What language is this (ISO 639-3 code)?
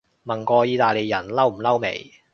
yue